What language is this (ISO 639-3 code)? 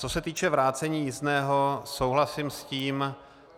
ces